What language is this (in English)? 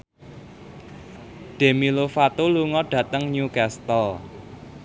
Javanese